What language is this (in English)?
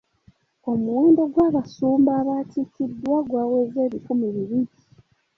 Ganda